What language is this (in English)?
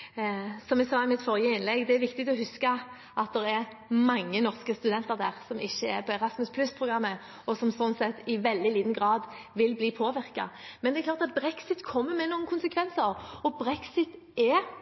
Norwegian Bokmål